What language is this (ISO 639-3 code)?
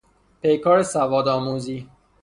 fas